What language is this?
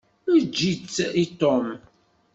Kabyle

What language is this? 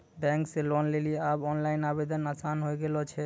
Maithili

